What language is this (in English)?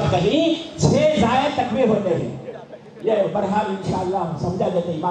Telugu